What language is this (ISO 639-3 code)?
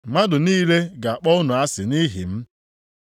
ibo